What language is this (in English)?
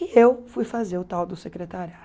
Portuguese